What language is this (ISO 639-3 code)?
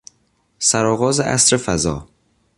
fas